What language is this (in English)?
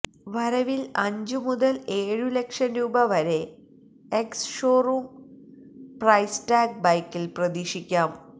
Malayalam